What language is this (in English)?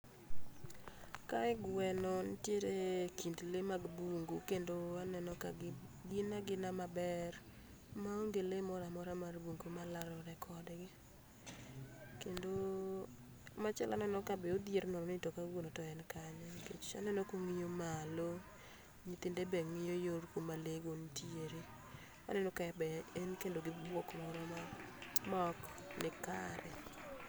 Luo (Kenya and Tanzania)